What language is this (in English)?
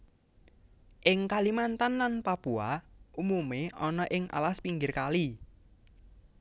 Javanese